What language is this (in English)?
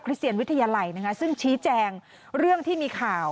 Thai